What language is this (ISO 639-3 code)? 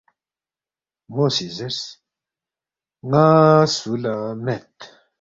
bft